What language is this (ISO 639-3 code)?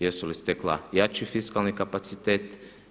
hrv